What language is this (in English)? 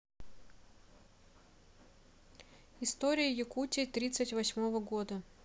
Russian